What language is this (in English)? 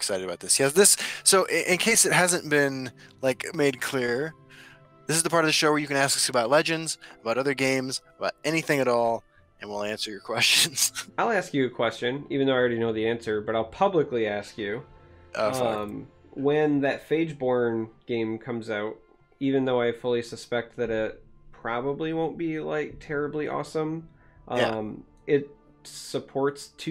English